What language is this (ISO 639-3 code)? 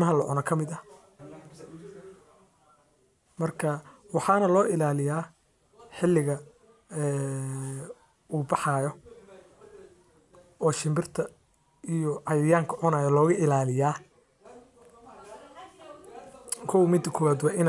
som